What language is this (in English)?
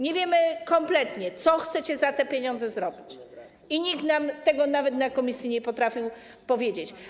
Polish